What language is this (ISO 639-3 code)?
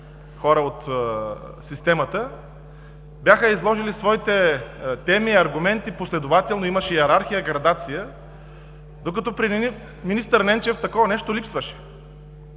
bul